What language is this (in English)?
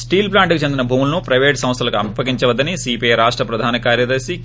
Telugu